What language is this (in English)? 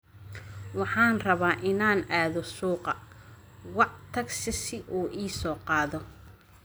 Somali